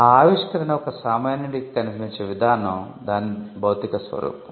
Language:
Telugu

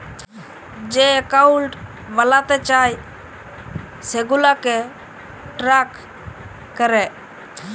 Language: Bangla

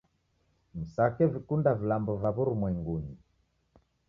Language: Taita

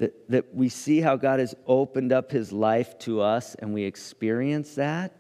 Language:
English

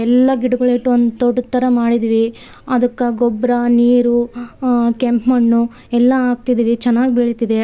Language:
Kannada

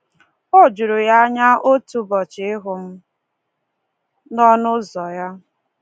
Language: Igbo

